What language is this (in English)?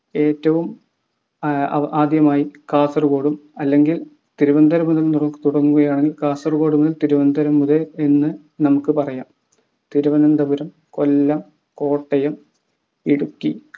Malayalam